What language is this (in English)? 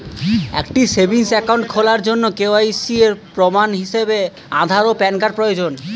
Bangla